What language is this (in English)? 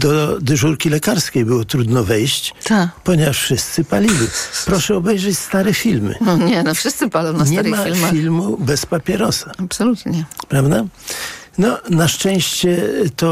Polish